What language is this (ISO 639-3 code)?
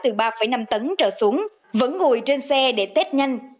vie